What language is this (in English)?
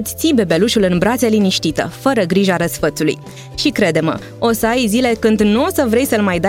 Romanian